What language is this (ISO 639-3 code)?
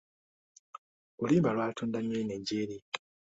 lug